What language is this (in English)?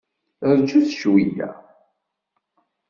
Kabyle